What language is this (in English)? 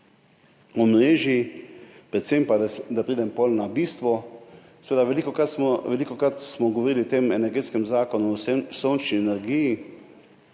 Slovenian